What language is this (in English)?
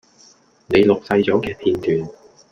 Cantonese